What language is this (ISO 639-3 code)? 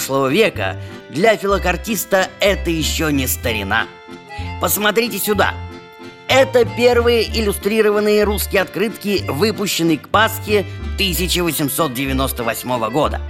rus